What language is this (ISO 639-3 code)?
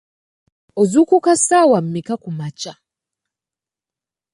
lug